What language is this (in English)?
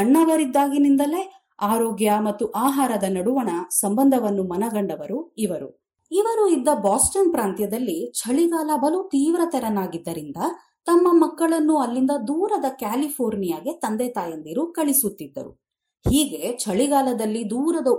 Kannada